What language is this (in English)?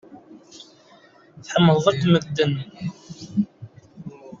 Kabyle